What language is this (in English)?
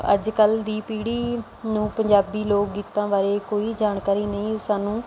Punjabi